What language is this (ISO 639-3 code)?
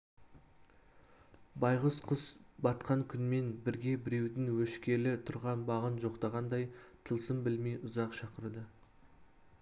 kaz